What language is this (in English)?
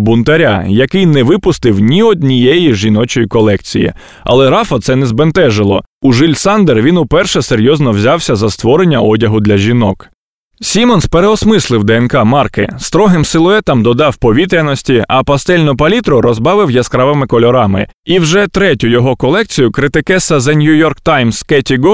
Ukrainian